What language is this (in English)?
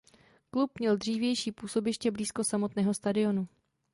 Czech